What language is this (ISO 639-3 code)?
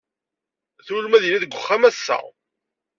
kab